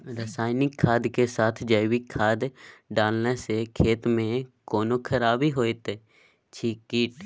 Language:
Maithili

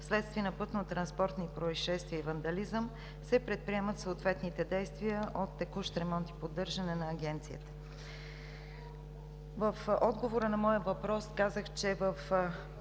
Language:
Bulgarian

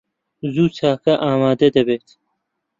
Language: Central Kurdish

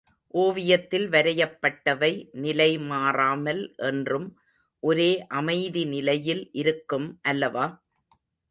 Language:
Tamil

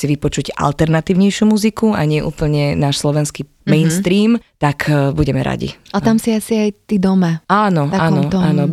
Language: Slovak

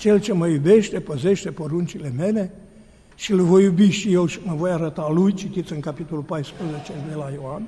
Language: Romanian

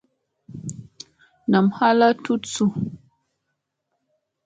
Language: Musey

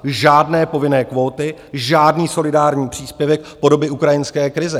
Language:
Czech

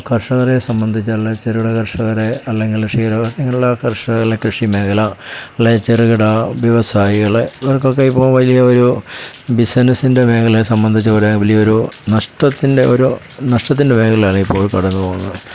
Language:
Malayalam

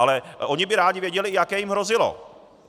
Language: Czech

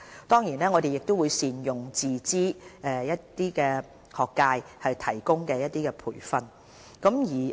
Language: Cantonese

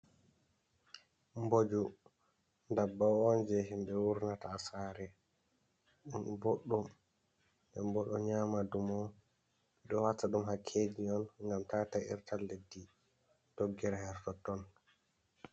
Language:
Fula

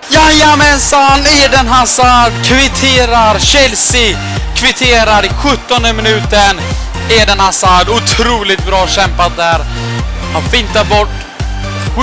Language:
Swedish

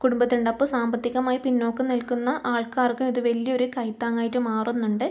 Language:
Malayalam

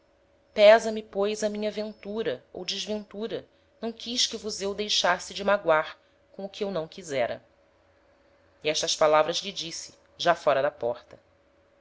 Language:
Portuguese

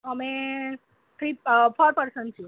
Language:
Gujarati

